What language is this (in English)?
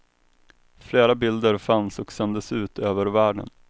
Swedish